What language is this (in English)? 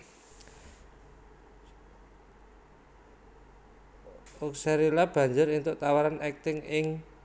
Javanese